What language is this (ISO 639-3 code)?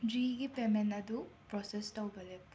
mni